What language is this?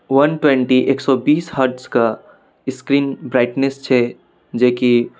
Maithili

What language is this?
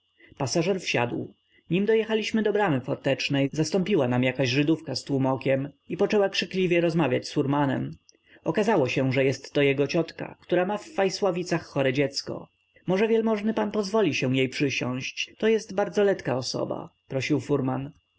Polish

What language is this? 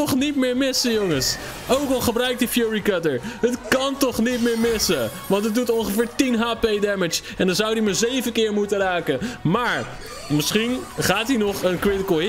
Dutch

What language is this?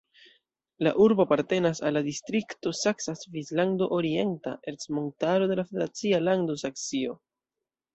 Esperanto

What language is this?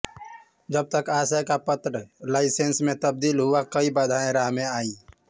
Hindi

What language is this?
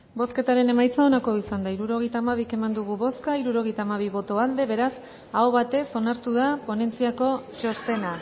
Basque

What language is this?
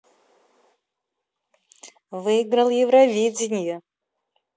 Russian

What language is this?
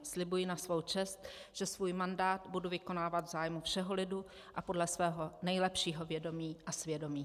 Czech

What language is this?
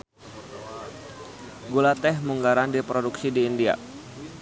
Sundanese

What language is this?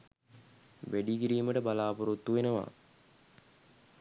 Sinhala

